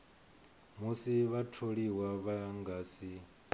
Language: Venda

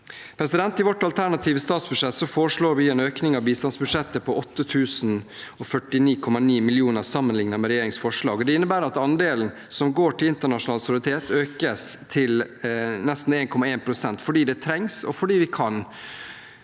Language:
Norwegian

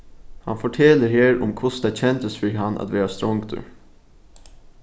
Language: Faroese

